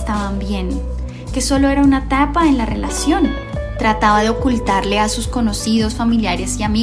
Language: Spanish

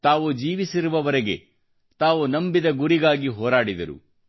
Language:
Kannada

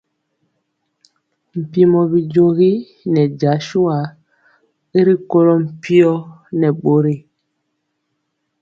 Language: Mpiemo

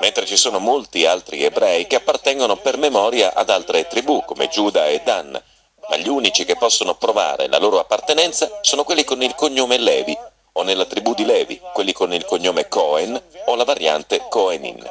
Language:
Italian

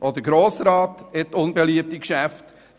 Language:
Swiss German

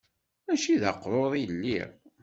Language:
Kabyle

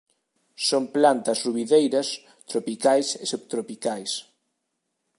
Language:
Galician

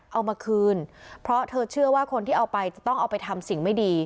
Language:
Thai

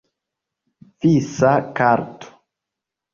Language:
Esperanto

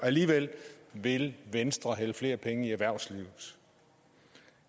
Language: Danish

